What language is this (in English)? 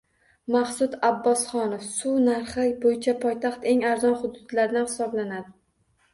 Uzbek